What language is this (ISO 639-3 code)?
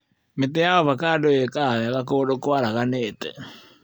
kik